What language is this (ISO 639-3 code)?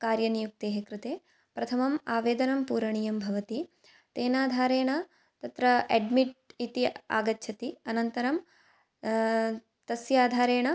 san